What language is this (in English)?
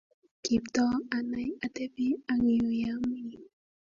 Kalenjin